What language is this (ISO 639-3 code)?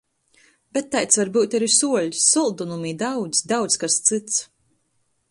ltg